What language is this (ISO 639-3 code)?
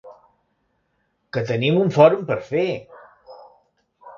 cat